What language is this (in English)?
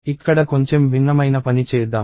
Telugu